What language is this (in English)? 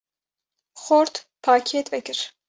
Kurdish